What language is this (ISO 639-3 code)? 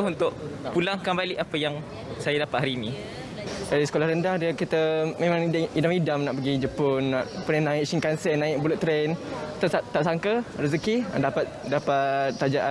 msa